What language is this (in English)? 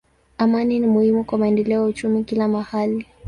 Swahili